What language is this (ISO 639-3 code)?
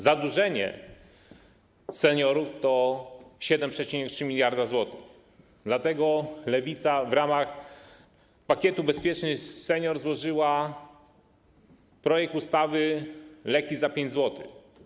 pol